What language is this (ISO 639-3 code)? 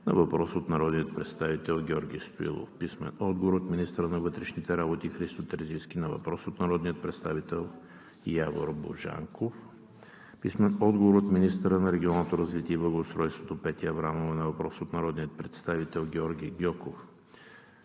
bul